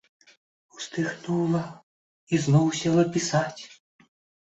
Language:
Belarusian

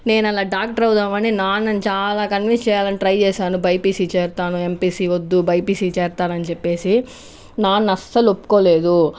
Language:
Telugu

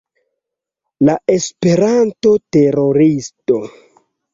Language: Esperanto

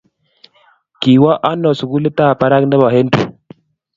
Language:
Kalenjin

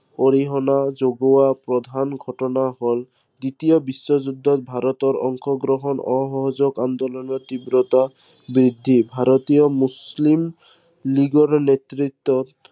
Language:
Assamese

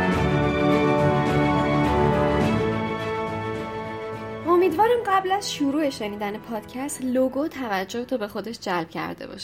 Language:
Persian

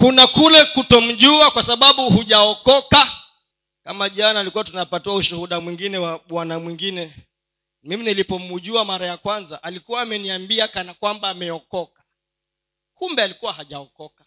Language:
Swahili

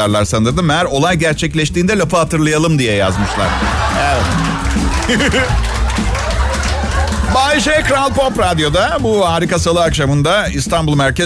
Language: Turkish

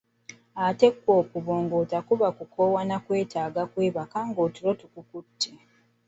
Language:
Ganda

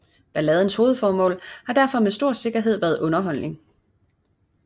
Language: Danish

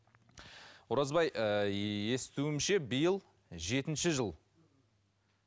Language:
Kazakh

